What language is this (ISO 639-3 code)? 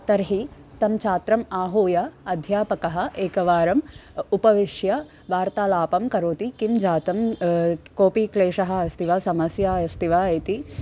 san